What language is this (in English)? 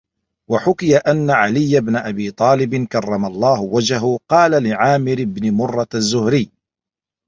Arabic